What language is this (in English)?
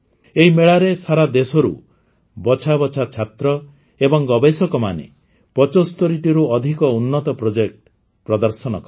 Odia